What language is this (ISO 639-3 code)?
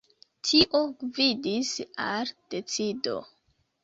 epo